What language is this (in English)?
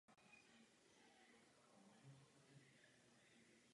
Czech